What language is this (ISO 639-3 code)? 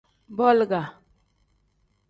kdh